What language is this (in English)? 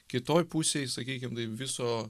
Lithuanian